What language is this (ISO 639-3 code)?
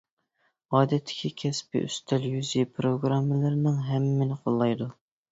uig